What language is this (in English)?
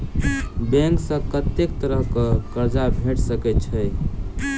Maithili